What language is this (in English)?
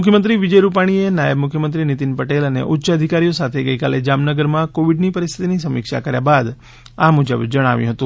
Gujarati